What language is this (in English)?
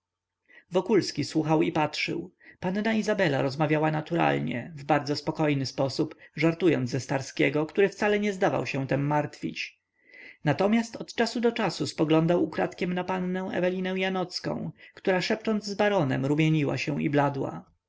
Polish